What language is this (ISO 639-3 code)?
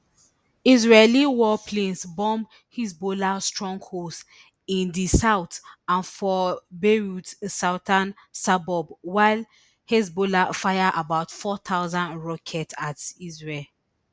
pcm